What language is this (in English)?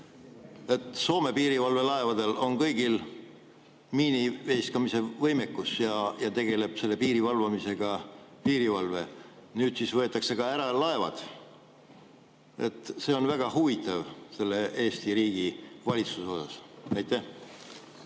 Estonian